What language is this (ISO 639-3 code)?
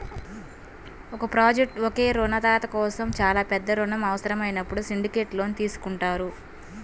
tel